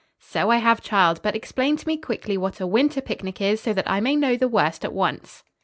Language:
English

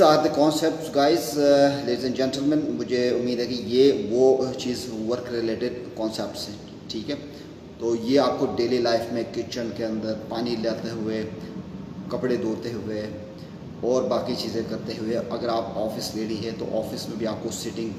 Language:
Hindi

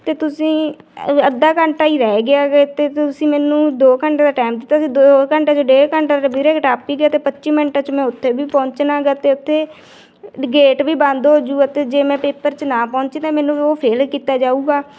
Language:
Punjabi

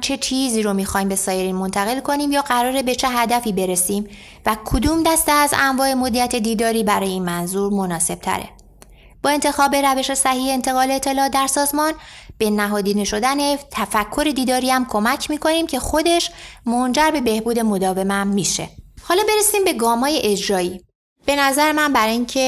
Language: Persian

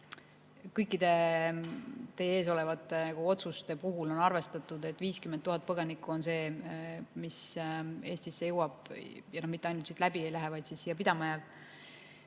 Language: Estonian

